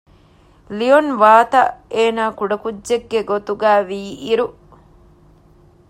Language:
Divehi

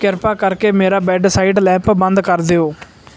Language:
Punjabi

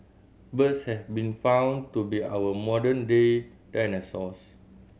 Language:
English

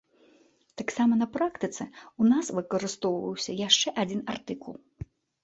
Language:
Belarusian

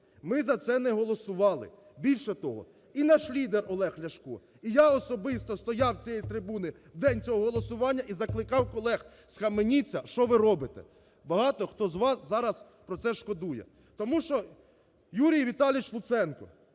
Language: Ukrainian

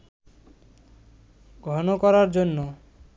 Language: Bangla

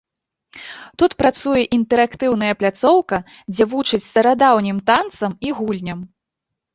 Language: Belarusian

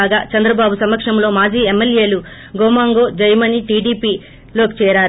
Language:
Telugu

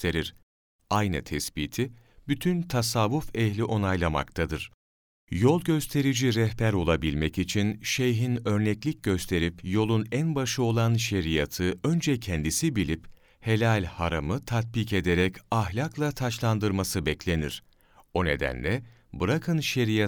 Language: Turkish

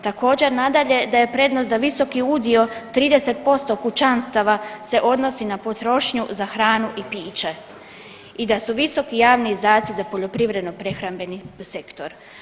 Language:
Croatian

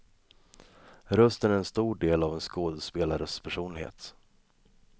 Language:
Swedish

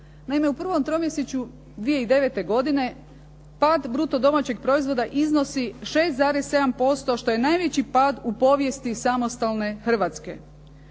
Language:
Croatian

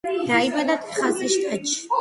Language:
Georgian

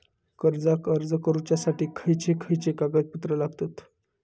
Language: Marathi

